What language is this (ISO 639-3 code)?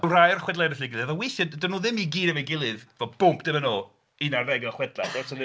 cym